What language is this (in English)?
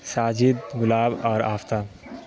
Urdu